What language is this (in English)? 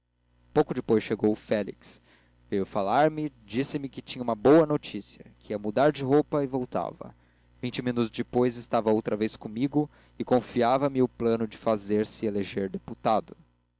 Portuguese